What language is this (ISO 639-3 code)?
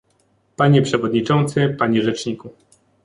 pol